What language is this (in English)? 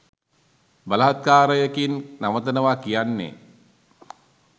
Sinhala